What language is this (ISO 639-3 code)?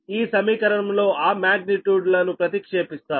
tel